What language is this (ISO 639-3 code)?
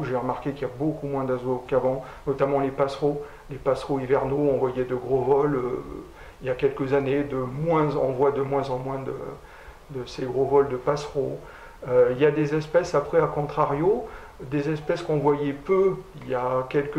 fra